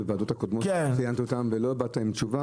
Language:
Hebrew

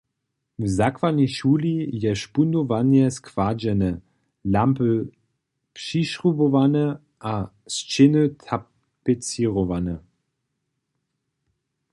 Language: Upper Sorbian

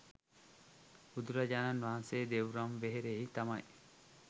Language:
Sinhala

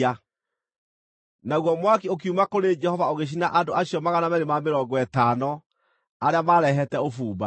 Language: Kikuyu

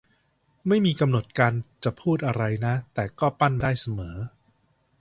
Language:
Thai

